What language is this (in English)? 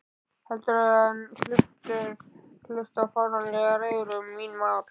Icelandic